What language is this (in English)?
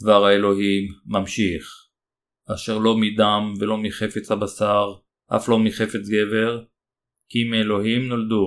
Hebrew